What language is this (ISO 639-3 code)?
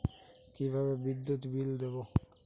ben